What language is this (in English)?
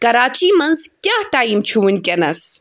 Kashmiri